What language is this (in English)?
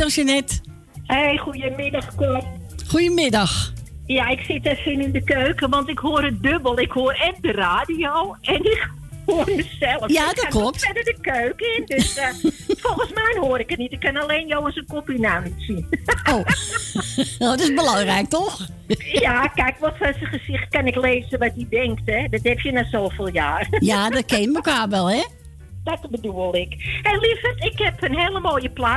Dutch